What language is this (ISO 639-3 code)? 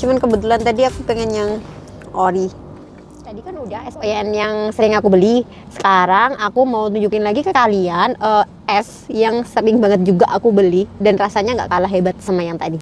ind